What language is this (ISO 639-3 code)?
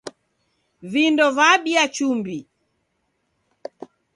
dav